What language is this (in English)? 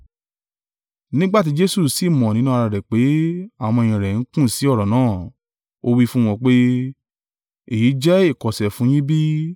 Yoruba